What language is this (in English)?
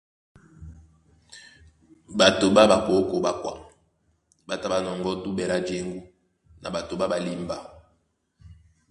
Duala